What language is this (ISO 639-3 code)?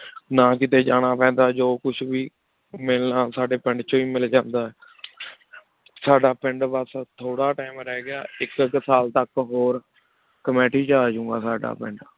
pan